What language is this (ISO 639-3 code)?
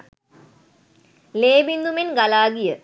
sin